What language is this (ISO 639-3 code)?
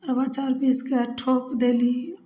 mai